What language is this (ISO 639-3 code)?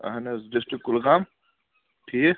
kas